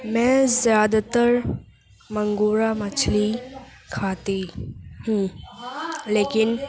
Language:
Urdu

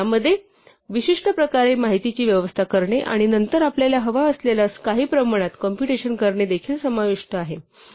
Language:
Marathi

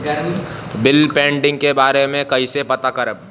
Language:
Bhojpuri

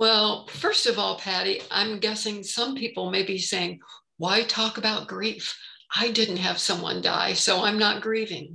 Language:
English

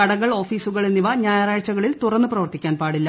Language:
Malayalam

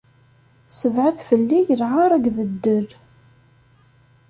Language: Kabyle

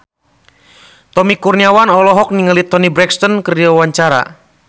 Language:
Sundanese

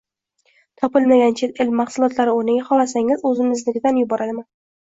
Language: Uzbek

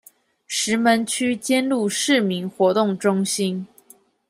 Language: Chinese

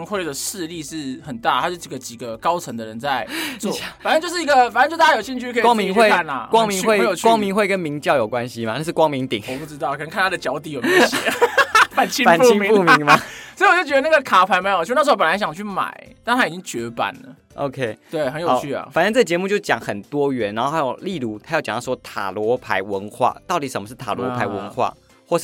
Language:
Chinese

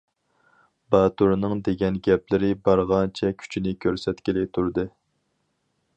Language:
Uyghur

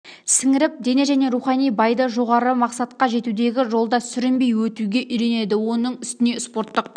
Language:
Kazakh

